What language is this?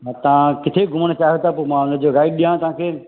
Sindhi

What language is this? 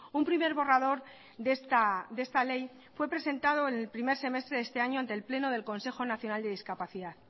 Spanish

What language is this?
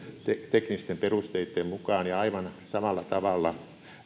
Finnish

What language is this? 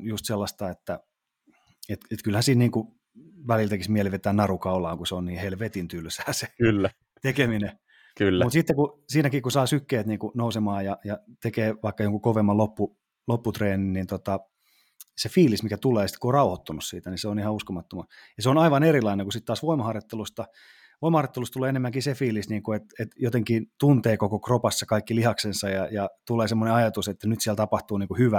Finnish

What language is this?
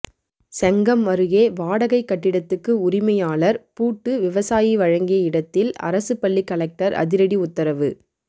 Tamil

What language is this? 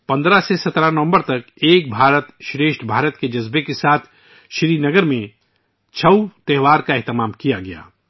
Urdu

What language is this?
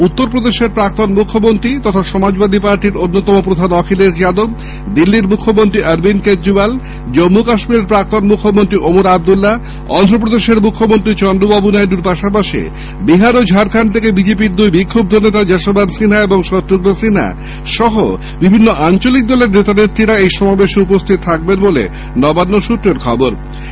Bangla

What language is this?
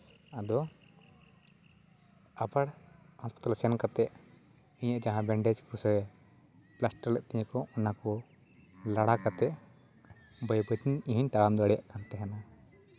Santali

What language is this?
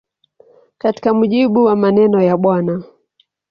Swahili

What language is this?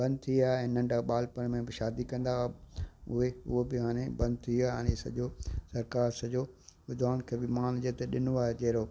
Sindhi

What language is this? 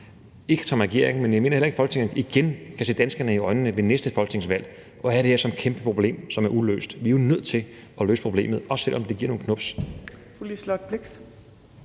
Danish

